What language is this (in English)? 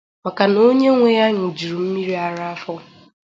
Igbo